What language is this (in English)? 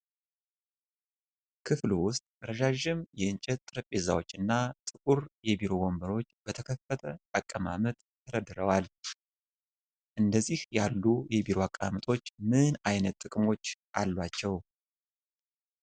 Amharic